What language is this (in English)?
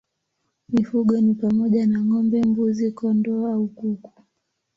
Swahili